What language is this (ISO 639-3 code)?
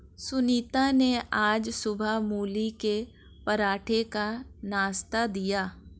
hin